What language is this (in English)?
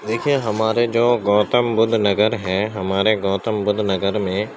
Urdu